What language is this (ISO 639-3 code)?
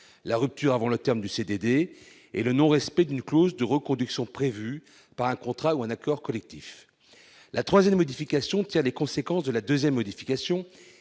fra